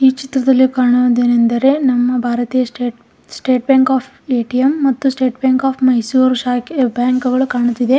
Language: Kannada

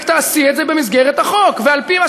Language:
Hebrew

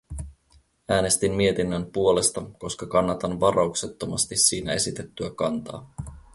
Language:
Finnish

